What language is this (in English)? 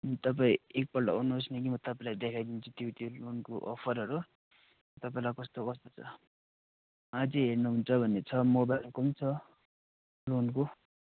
Nepali